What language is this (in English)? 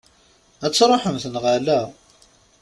Kabyle